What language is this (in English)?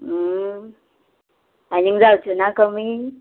Konkani